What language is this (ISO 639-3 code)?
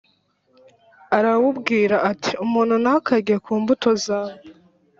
kin